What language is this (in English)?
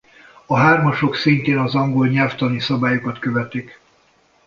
Hungarian